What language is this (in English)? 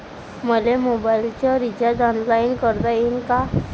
Marathi